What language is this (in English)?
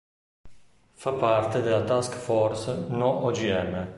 Italian